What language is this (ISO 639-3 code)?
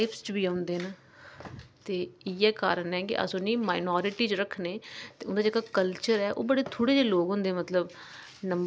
doi